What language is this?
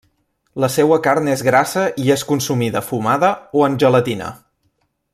Catalan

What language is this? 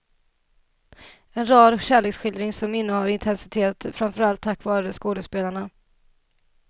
Swedish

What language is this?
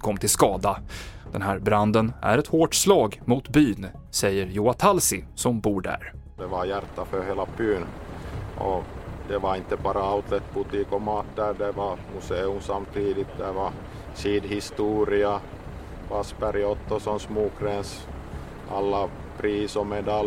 Swedish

